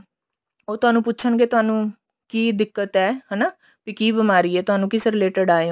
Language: Punjabi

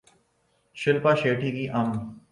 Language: Urdu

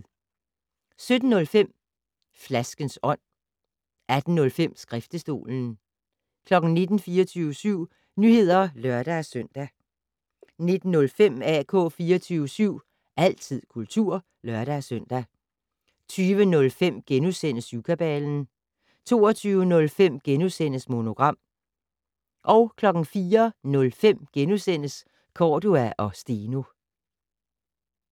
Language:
Danish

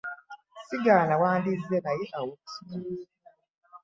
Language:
Ganda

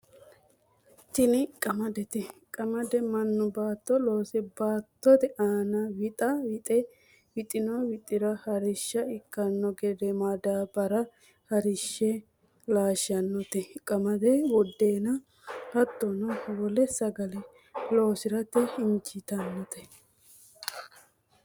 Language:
Sidamo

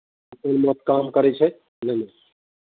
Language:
Maithili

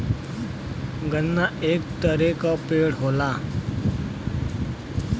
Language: Bhojpuri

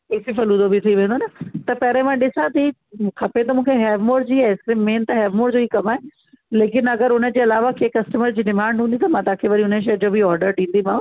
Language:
Sindhi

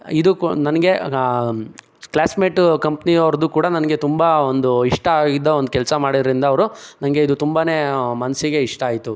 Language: Kannada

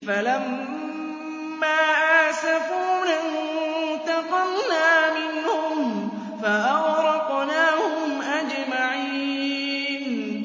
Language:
Arabic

